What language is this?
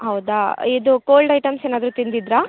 Kannada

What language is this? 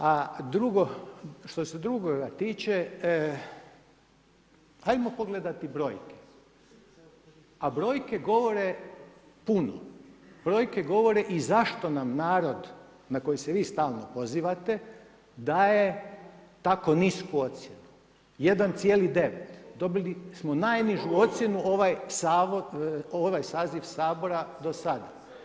Croatian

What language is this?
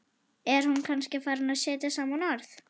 Icelandic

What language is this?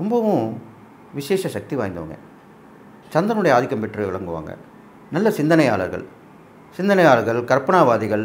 Tamil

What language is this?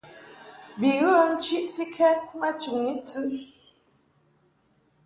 Mungaka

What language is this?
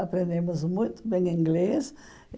Portuguese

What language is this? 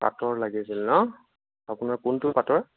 Assamese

